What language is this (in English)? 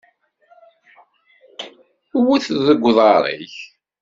Kabyle